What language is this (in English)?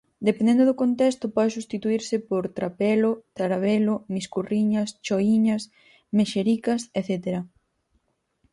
Galician